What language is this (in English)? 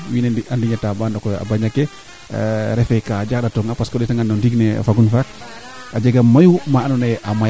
Serer